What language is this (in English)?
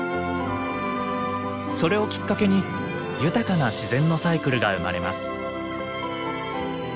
Japanese